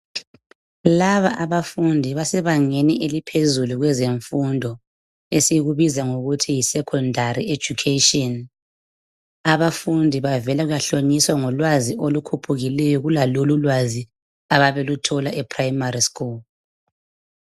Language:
North Ndebele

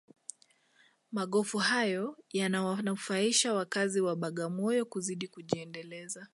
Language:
Swahili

